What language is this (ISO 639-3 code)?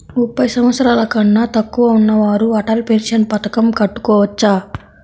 tel